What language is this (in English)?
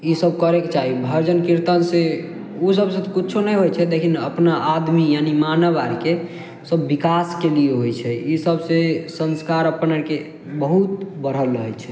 Maithili